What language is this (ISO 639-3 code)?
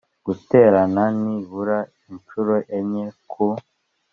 kin